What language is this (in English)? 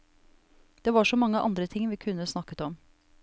Norwegian